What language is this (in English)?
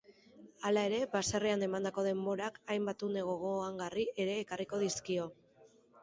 Basque